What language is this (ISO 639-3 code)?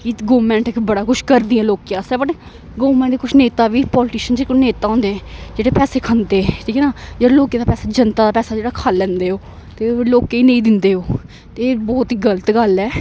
doi